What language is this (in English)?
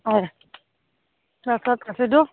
Assamese